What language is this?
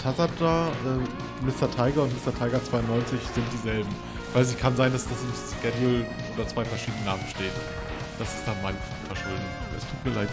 German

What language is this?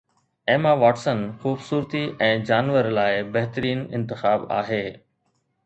Sindhi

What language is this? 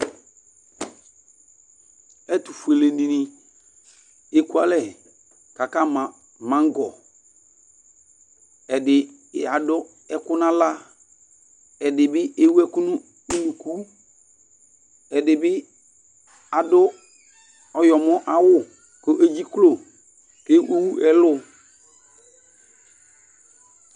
Ikposo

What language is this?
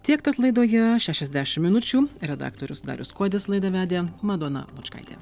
Lithuanian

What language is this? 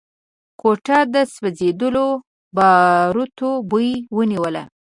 Pashto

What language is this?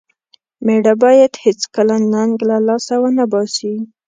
Pashto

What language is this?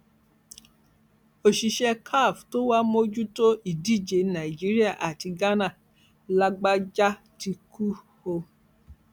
Yoruba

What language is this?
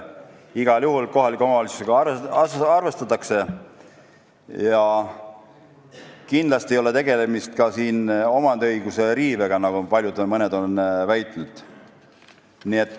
Estonian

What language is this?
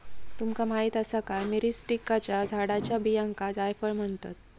Marathi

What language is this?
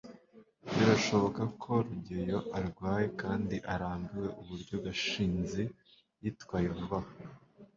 Kinyarwanda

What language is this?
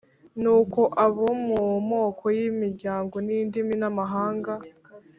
Kinyarwanda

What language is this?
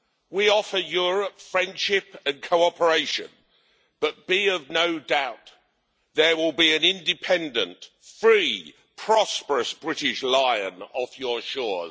English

